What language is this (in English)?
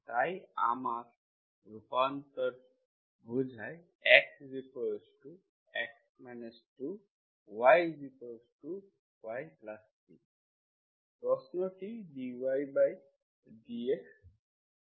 Bangla